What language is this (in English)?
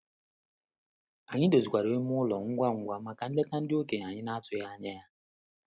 Igbo